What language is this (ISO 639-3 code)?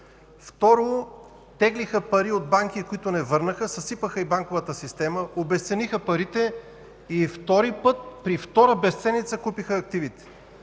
bul